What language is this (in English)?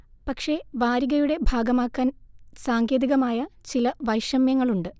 Malayalam